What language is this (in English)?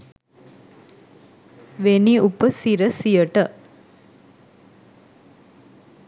Sinhala